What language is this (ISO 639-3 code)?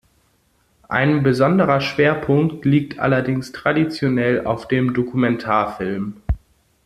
deu